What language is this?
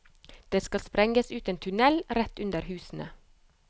Norwegian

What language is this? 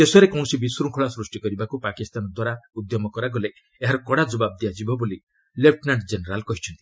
Odia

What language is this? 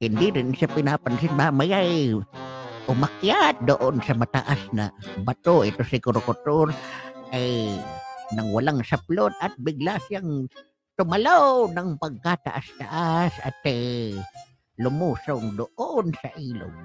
Filipino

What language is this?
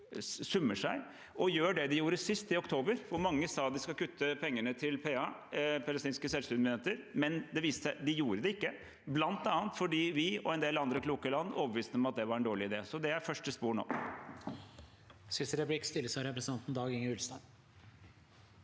Norwegian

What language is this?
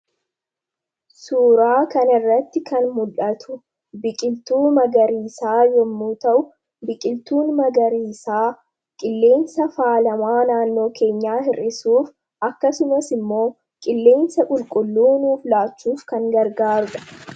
Oromo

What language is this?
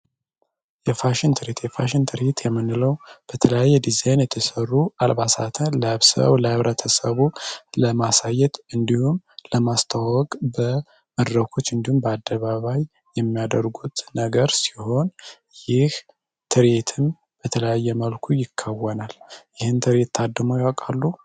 Amharic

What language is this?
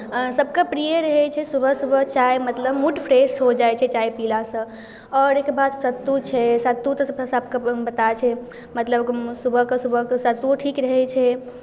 Maithili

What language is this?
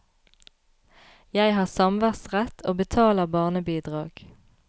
Norwegian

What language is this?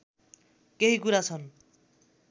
Nepali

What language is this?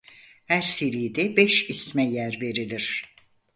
Turkish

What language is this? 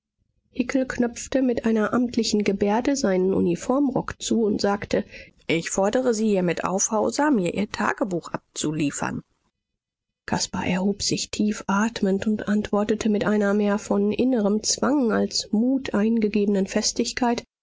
German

